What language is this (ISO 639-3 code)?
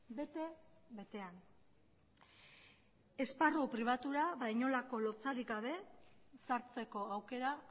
eus